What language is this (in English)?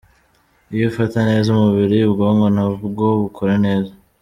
Kinyarwanda